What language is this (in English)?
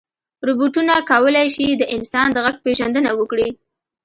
Pashto